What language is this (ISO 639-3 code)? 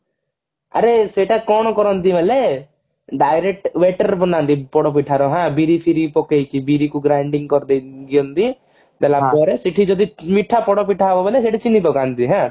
ori